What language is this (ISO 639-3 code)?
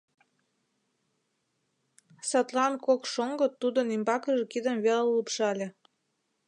chm